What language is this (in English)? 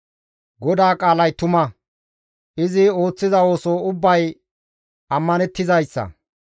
Gamo